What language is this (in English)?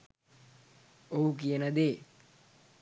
Sinhala